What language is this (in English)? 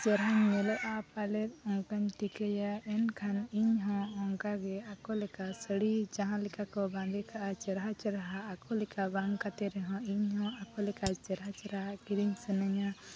Santali